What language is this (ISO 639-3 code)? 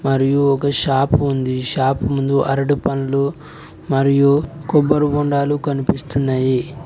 tel